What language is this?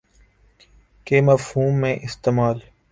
Urdu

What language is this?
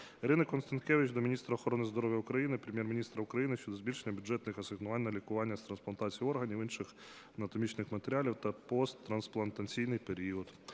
Ukrainian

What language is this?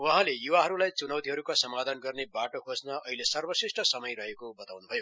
Nepali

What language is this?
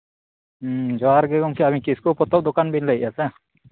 Santali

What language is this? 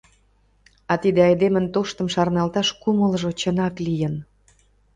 Mari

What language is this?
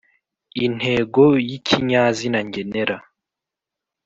Kinyarwanda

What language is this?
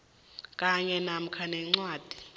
South Ndebele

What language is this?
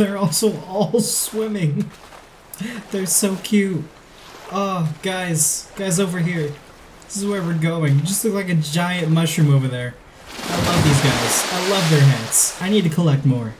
English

